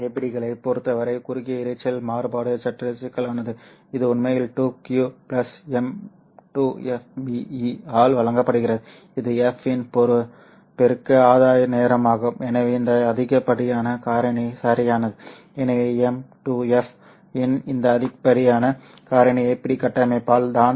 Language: Tamil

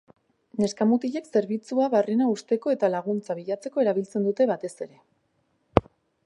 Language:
Basque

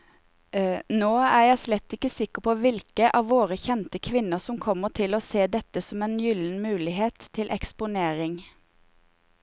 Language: Norwegian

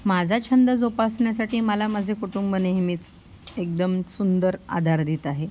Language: Marathi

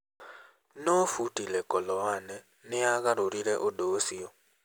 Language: Kikuyu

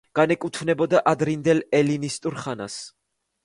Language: Georgian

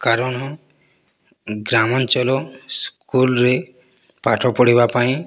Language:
Odia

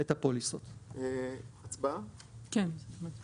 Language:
Hebrew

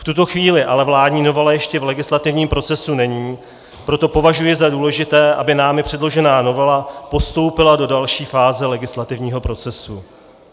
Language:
Czech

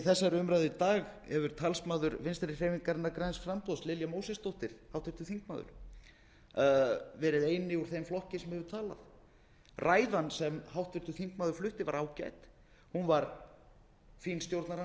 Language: Icelandic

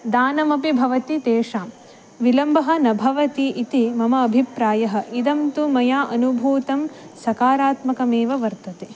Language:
Sanskrit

